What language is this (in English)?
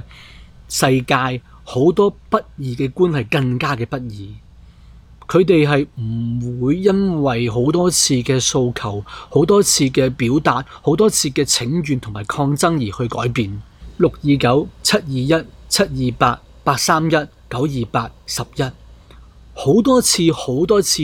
Chinese